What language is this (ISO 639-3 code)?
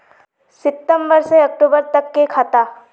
mag